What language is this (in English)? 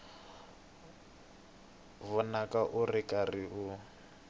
Tsonga